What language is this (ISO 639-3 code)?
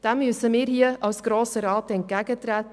gsw